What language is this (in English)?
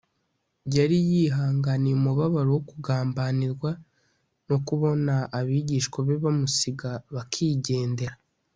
Kinyarwanda